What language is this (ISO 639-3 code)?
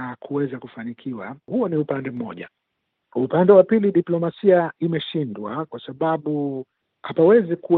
swa